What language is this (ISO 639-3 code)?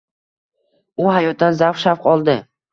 uzb